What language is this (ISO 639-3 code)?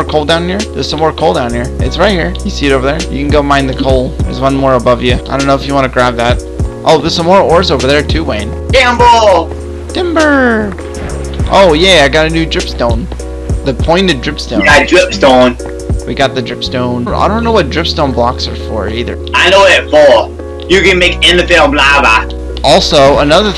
eng